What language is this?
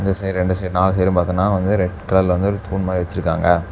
Tamil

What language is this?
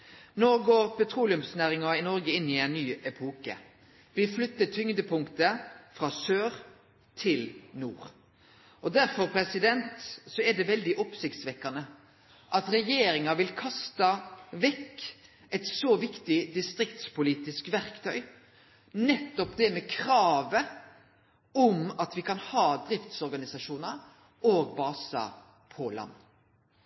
Norwegian Nynorsk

